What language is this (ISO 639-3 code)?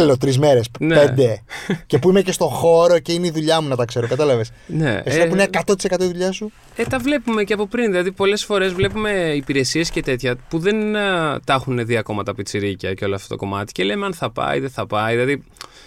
ell